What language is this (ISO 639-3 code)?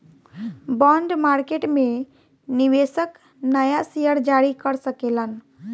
bho